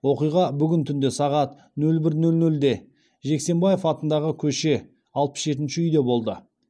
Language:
Kazakh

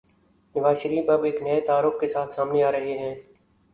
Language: Urdu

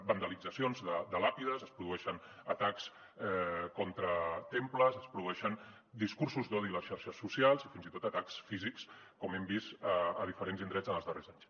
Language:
Catalan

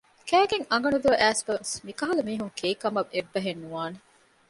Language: Divehi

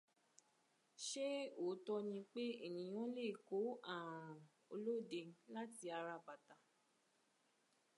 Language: Yoruba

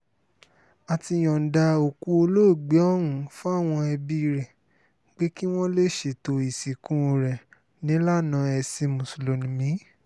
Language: Yoruba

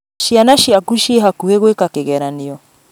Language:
Kikuyu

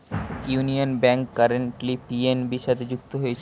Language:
Bangla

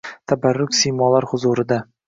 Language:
Uzbek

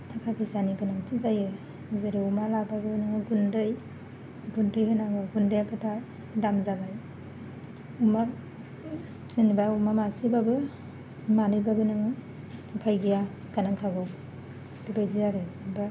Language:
Bodo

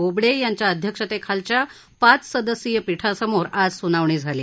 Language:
Marathi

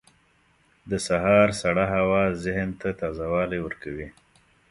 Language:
Pashto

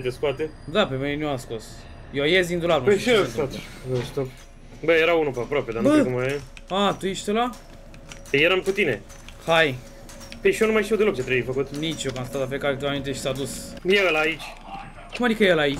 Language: Romanian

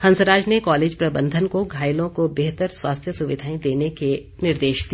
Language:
Hindi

